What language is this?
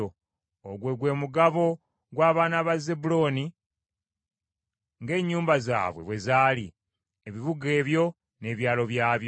Ganda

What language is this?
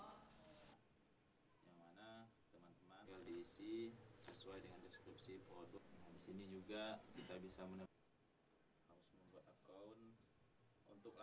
Indonesian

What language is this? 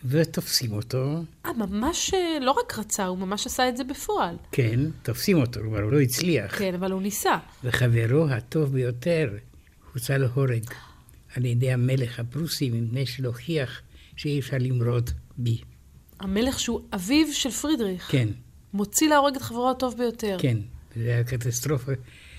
Hebrew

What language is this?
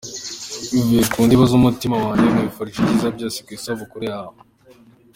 Kinyarwanda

